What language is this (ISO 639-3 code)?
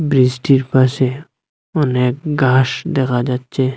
ben